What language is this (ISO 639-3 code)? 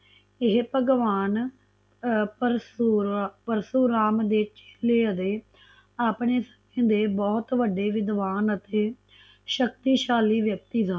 pan